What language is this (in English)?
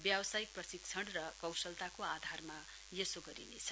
Nepali